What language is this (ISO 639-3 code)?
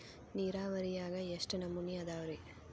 kan